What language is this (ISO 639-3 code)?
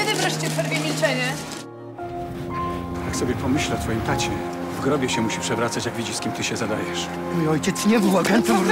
pol